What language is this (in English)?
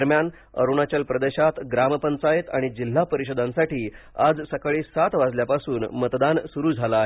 Marathi